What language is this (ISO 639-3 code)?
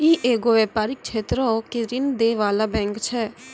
mai